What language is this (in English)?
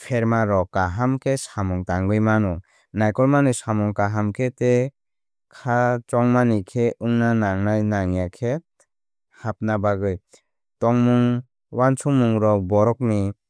Kok Borok